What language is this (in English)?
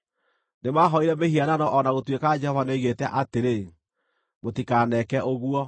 Kikuyu